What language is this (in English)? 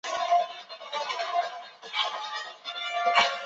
Chinese